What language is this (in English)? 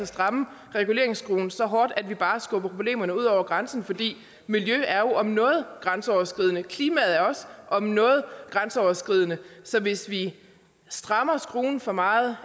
Danish